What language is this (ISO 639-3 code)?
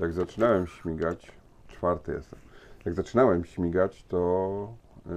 pol